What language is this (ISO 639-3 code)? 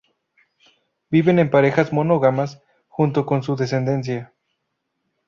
spa